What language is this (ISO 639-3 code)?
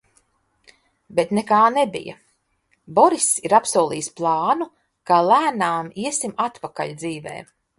lav